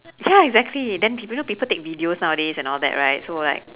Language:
English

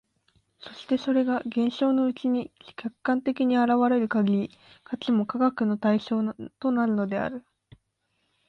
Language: Japanese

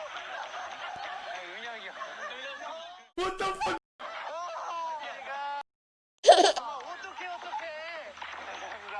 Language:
Korean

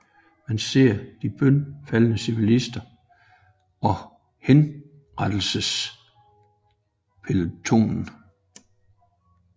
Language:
Danish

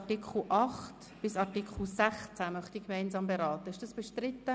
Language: Swiss German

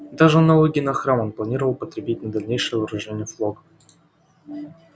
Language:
Russian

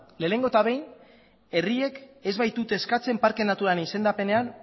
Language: Basque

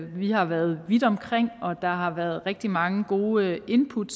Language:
Danish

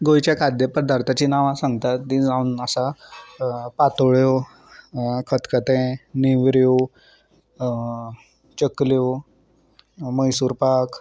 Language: Konkani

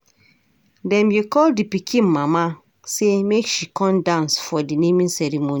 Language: Nigerian Pidgin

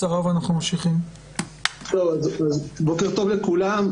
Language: Hebrew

